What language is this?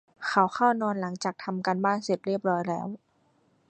Thai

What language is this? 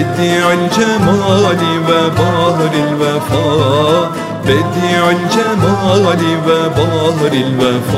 Turkish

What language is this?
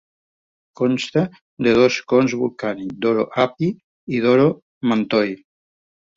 Catalan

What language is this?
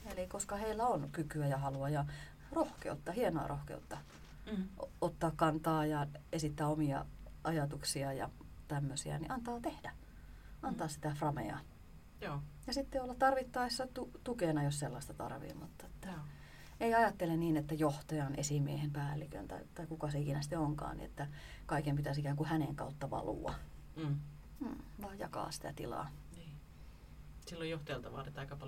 Finnish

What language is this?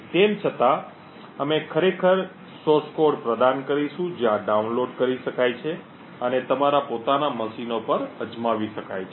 Gujarati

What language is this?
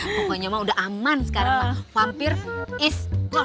Indonesian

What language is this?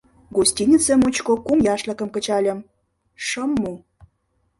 Mari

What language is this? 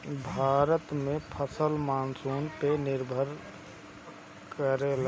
Bhojpuri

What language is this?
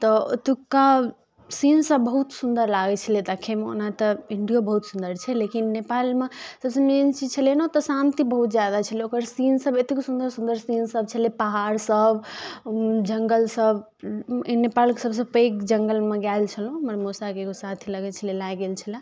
Maithili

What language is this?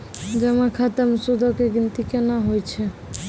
Maithili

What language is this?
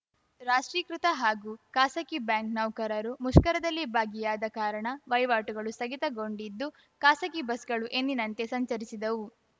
Kannada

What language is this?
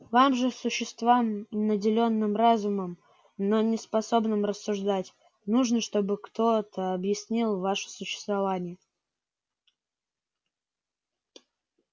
Russian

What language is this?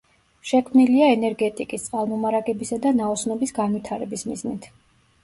Georgian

